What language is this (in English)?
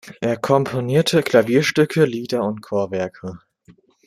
German